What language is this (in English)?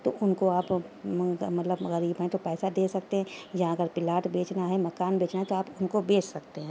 Urdu